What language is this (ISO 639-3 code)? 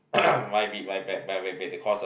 eng